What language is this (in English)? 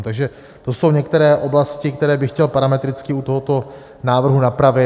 Czech